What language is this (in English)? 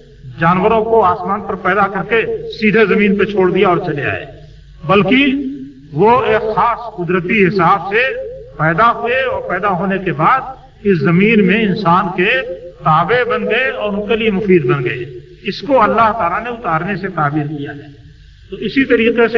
Urdu